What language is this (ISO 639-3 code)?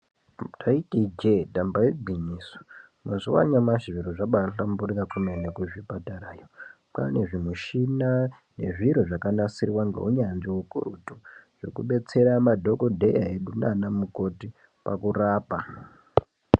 ndc